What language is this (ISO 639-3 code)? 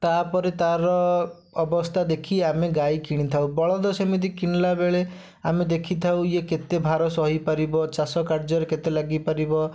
ori